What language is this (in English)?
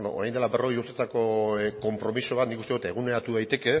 Basque